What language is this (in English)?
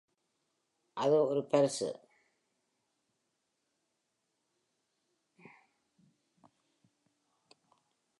Tamil